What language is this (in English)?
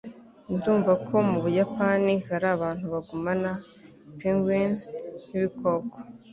Kinyarwanda